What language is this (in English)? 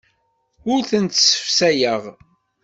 Kabyle